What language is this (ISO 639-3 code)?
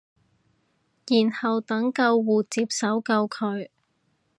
yue